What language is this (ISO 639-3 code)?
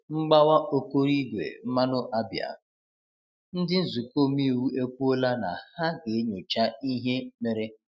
ibo